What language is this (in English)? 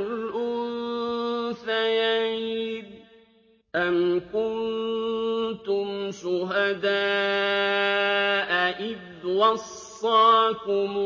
Arabic